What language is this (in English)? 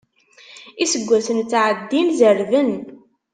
Kabyle